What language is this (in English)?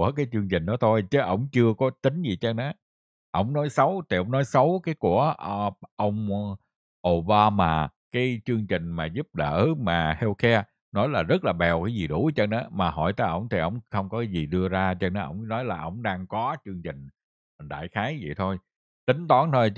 Vietnamese